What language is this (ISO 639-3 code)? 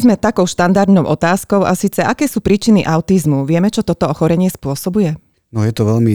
slk